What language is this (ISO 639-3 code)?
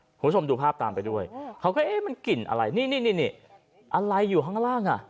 tha